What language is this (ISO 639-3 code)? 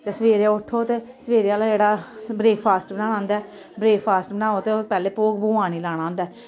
doi